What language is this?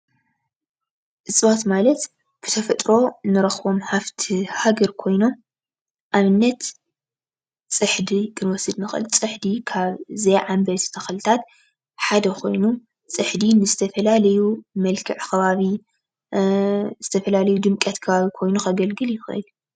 Tigrinya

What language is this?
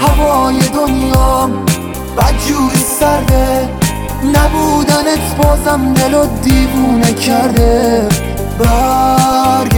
Persian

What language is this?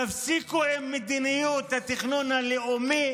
Hebrew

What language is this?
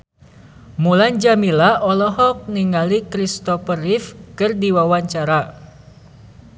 Sundanese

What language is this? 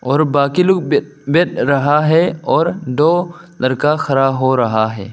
Hindi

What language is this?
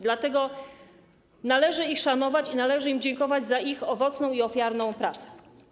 Polish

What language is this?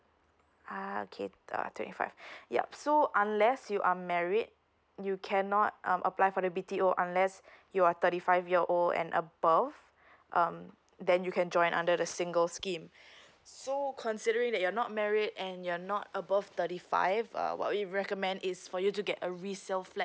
English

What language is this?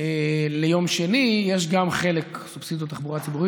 Hebrew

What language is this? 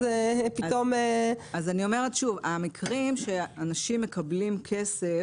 Hebrew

